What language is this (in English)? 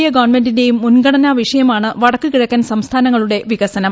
Malayalam